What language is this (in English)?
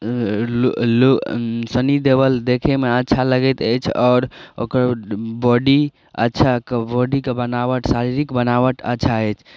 Maithili